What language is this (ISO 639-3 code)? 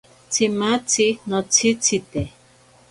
prq